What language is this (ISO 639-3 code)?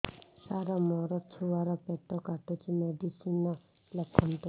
ori